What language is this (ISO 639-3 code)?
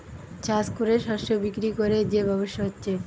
ben